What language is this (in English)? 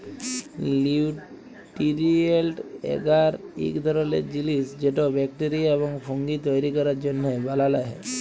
Bangla